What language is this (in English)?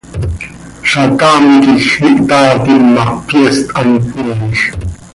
Seri